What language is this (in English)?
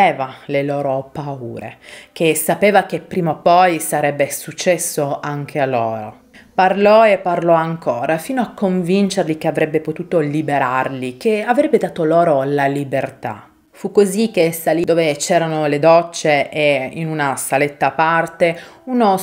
Italian